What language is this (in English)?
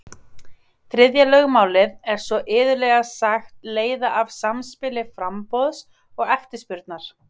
Icelandic